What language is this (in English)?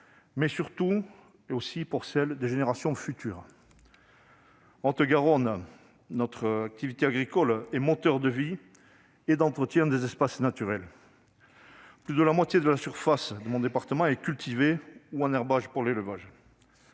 French